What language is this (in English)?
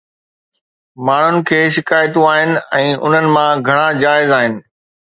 Sindhi